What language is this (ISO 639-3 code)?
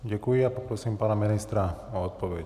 ces